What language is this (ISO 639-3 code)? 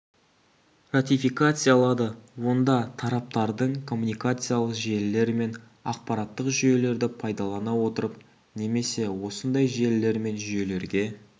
kaz